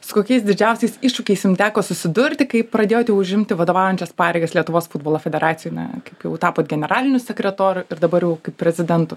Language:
Lithuanian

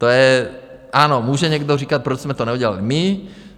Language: Czech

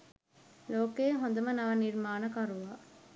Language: Sinhala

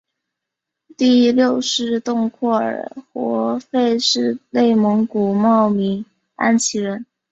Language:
Chinese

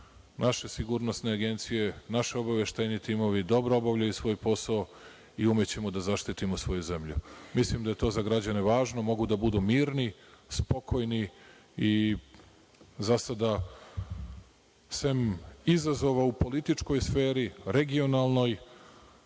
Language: Serbian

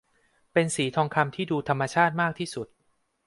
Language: Thai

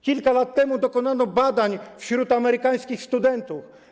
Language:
Polish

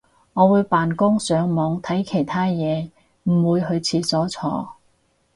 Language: Cantonese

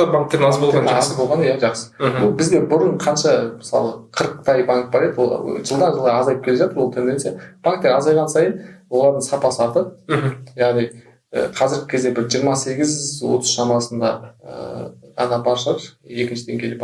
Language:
Turkish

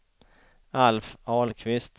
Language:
Swedish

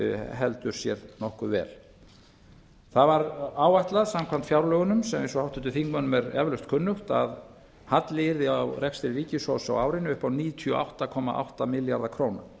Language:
Icelandic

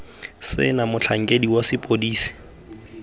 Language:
Tswana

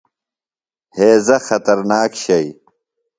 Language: Phalura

